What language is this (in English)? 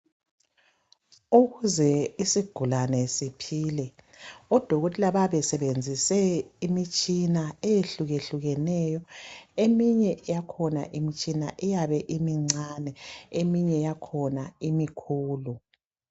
North Ndebele